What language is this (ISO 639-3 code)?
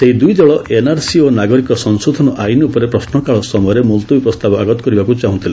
ori